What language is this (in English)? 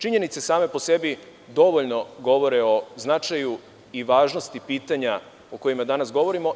Serbian